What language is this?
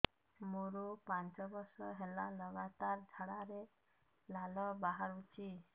Odia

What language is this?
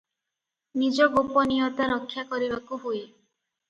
Odia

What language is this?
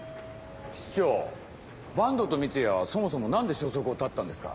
Japanese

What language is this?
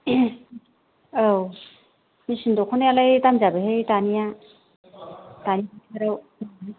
Bodo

